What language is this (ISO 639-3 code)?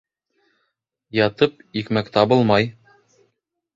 bak